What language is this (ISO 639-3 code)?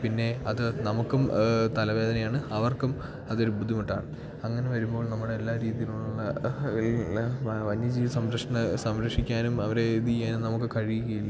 mal